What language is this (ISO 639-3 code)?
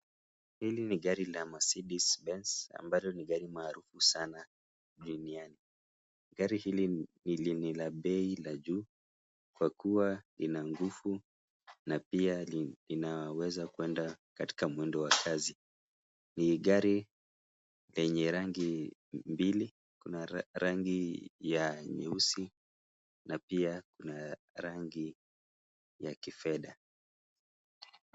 swa